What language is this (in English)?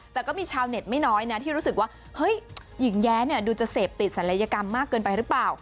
Thai